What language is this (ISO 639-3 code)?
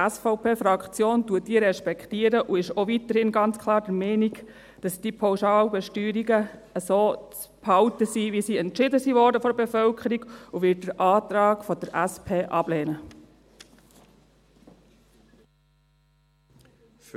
gsw